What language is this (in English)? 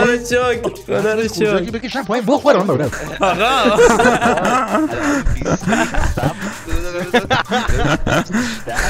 Persian